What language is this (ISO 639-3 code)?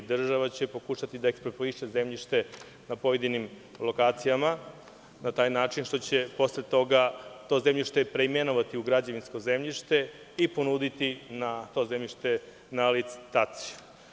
srp